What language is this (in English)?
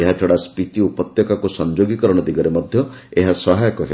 Odia